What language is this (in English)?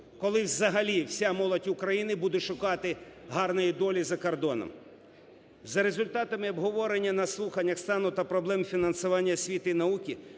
Ukrainian